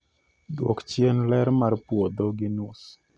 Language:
Luo (Kenya and Tanzania)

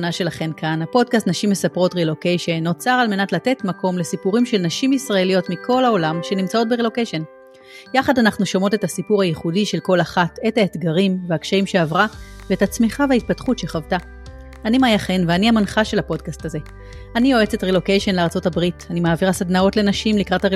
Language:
Hebrew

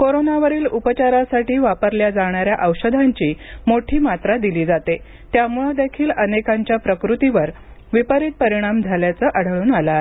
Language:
Marathi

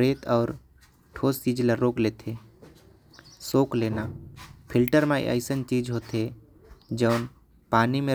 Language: Korwa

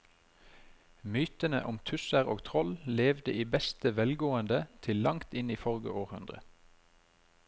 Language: Norwegian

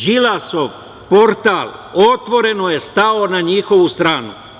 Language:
Serbian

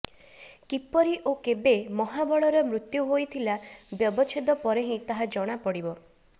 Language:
Odia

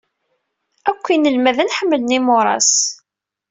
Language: Kabyle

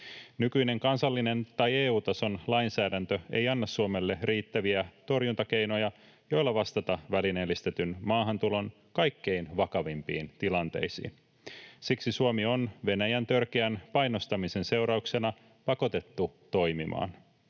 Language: Finnish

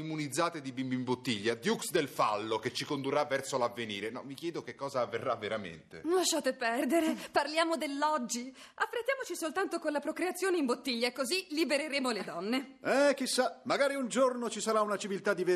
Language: Italian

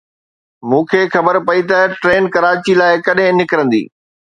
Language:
Sindhi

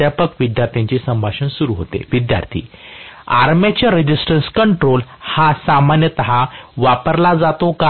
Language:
Marathi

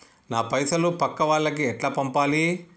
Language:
Telugu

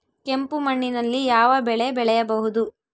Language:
Kannada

